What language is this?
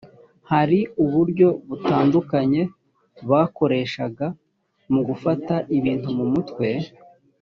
Kinyarwanda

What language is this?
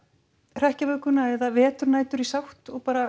Icelandic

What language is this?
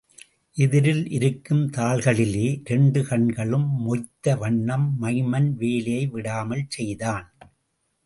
Tamil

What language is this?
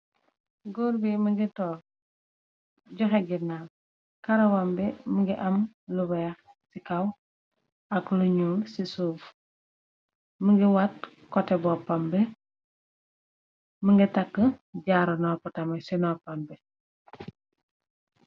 Wolof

